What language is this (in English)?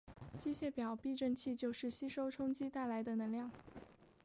Chinese